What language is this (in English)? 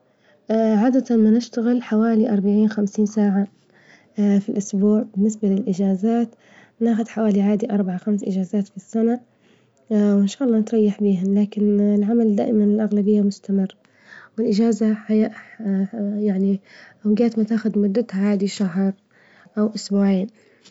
Libyan Arabic